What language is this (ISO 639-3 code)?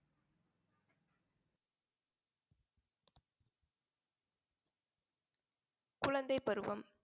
tam